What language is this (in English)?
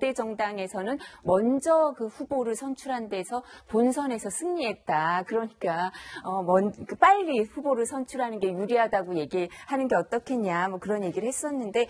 Korean